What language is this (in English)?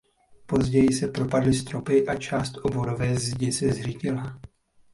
Czech